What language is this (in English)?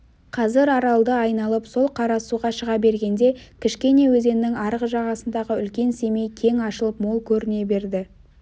Kazakh